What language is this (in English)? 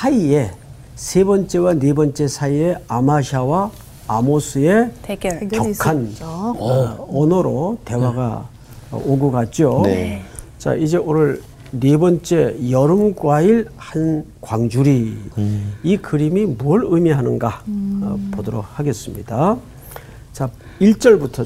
Korean